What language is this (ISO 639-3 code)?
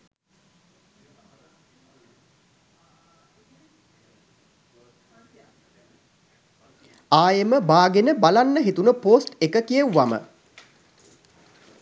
sin